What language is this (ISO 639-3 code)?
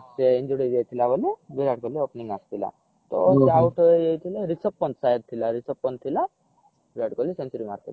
ori